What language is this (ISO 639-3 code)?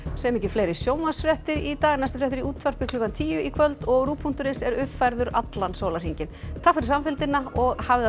isl